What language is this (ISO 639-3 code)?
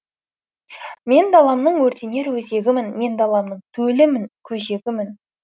kaz